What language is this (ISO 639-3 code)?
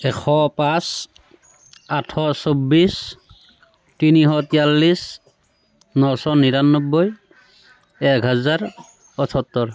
asm